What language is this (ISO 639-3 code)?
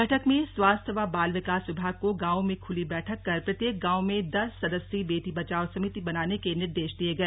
hin